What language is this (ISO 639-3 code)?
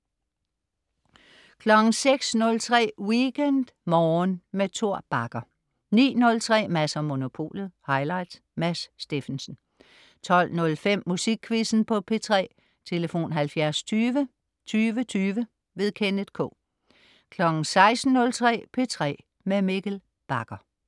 dan